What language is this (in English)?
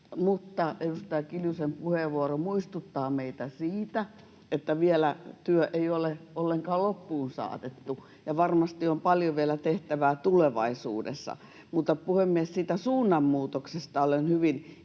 Finnish